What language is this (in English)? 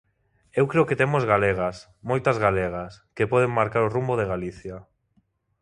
Galician